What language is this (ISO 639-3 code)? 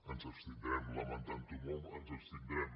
cat